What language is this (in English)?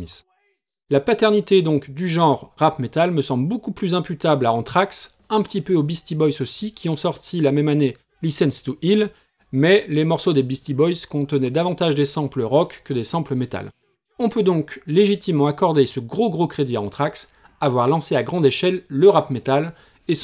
French